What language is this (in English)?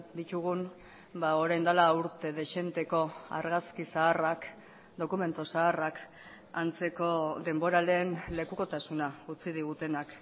Basque